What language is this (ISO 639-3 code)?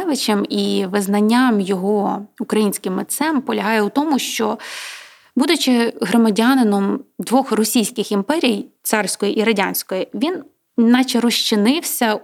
ukr